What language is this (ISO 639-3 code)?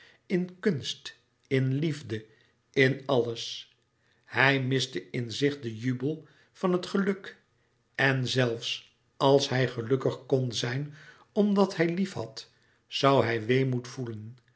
nld